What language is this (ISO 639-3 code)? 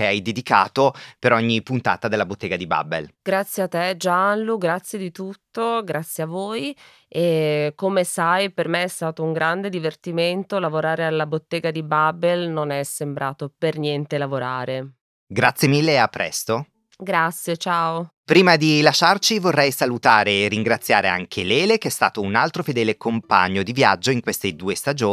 ita